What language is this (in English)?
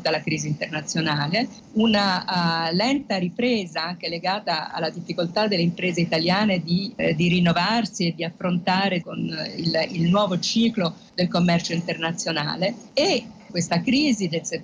Italian